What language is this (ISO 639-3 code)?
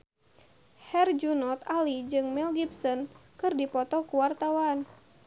sun